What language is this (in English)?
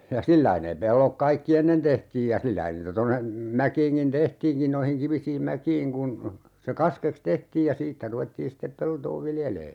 Finnish